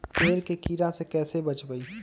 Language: Magahi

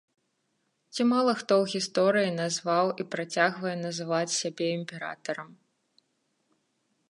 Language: Belarusian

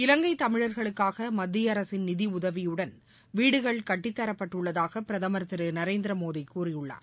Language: Tamil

